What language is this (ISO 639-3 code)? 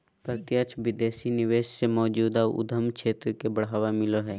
mag